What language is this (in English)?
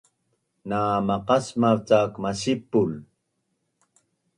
Bunun